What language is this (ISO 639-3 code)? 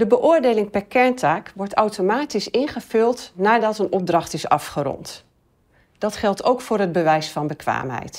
nld